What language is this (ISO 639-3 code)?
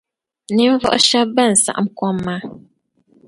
dag